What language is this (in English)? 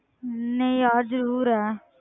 Punjabi